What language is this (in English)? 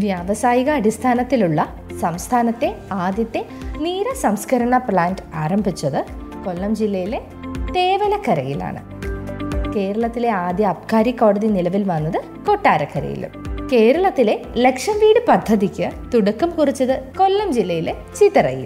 Malayalam